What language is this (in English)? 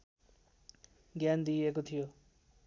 Nepali